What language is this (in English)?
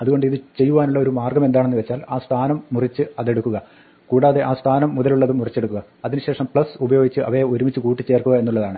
Malayalam